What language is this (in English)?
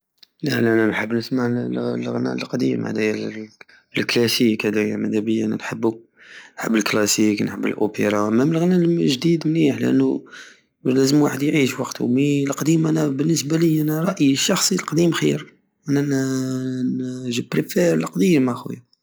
Algerian Saharan Arabic